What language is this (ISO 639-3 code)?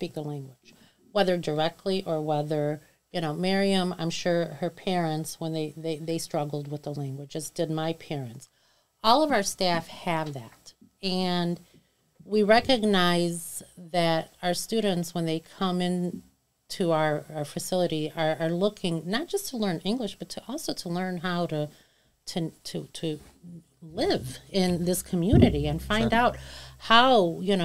eng